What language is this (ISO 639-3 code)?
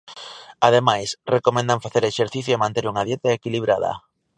glg